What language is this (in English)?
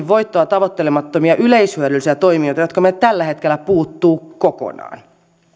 Finnish